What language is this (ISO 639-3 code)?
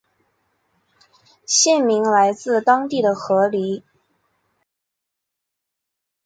zho